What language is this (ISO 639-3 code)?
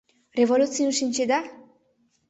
chm